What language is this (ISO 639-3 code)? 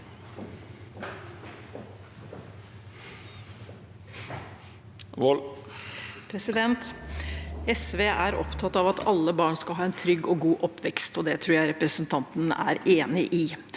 nor